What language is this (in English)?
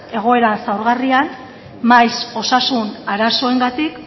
Basque